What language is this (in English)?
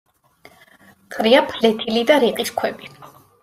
Georgian